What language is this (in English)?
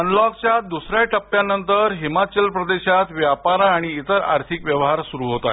Marathi